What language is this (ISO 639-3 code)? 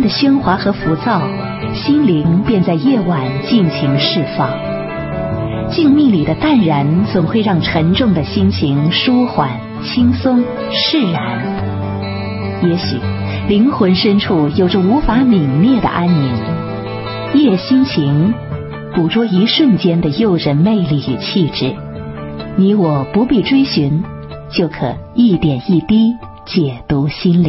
zho